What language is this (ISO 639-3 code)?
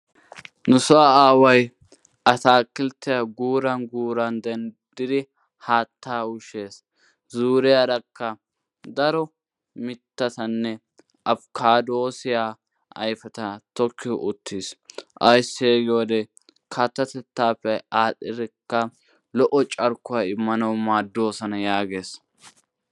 wal